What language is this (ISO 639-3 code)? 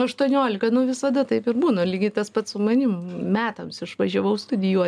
lit